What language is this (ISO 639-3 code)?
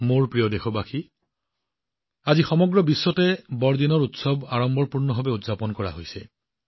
asm